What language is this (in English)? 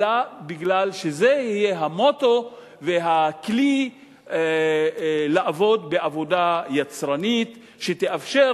Hebrew